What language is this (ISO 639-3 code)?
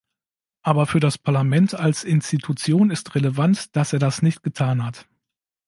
deu